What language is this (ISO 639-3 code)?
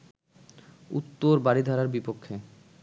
ben